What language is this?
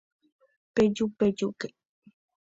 Guarani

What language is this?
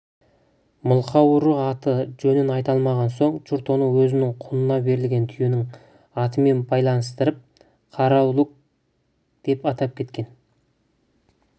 Kazakh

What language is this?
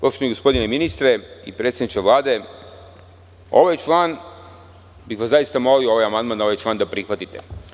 Serbian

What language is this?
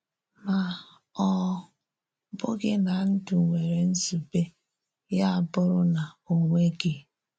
Igbo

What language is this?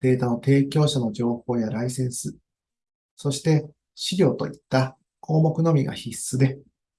Japanese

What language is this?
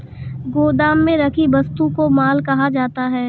Hindi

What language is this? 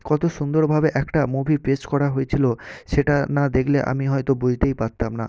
Bangla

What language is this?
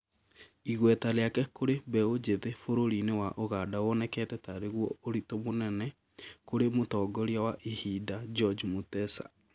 Kikuyu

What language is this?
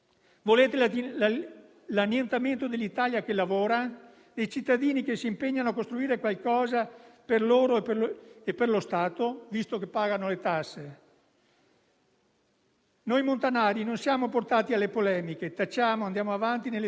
Italian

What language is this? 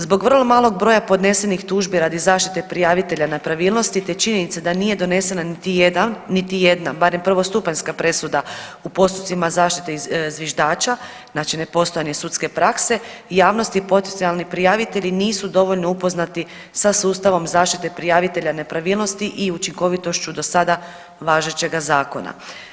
Croatian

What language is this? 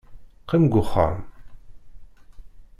Kabyle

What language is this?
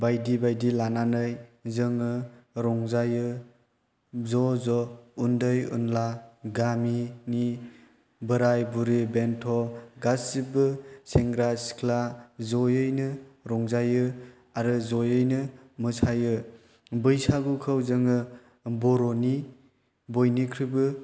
Bodo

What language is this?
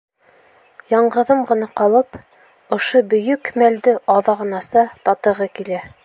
Bashkir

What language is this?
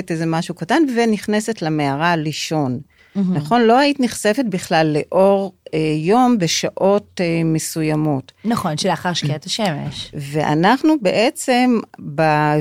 Hebrew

